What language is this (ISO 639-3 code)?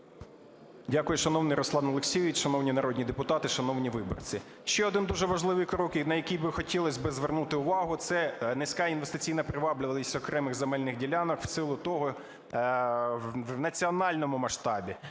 ukr